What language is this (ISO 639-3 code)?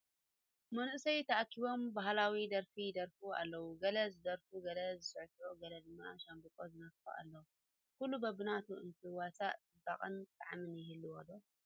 tir